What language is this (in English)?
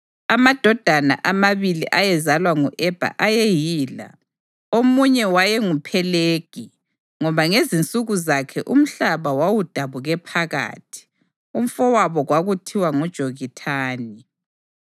North Ndebele